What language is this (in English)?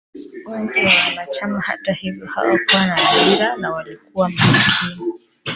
Swahili